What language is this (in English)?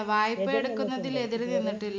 Malayalam